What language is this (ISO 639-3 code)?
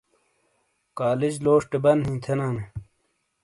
scl